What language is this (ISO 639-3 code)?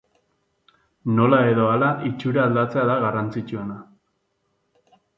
eus